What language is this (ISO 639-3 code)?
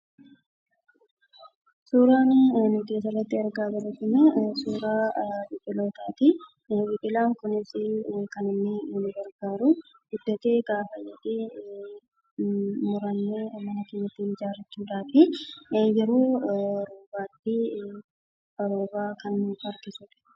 orm